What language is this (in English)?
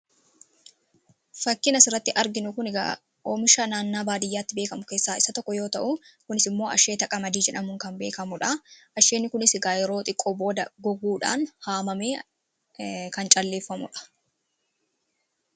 Oromo